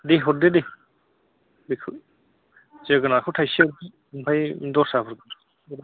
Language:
Bodo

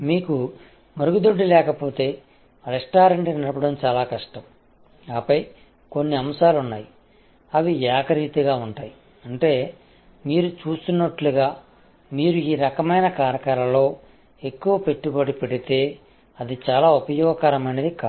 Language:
Telugu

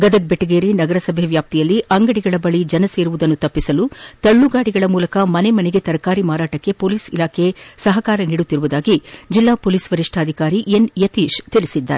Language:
Kannada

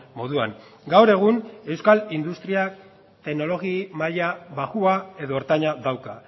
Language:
Basque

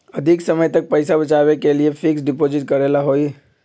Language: Magahi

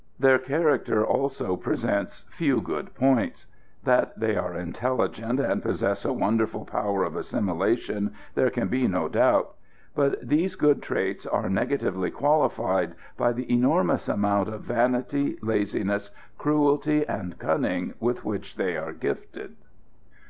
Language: English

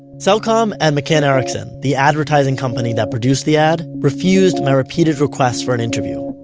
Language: English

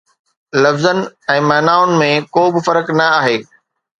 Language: Sindhi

